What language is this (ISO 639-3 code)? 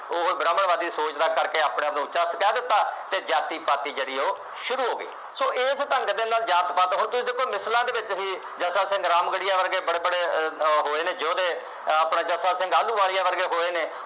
pan